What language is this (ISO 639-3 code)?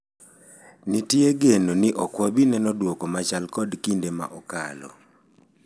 luo